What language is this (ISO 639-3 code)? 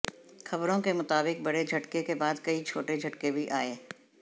hin